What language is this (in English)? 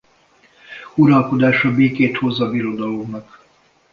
Hungarian